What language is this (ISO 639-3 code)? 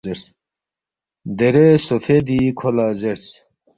bft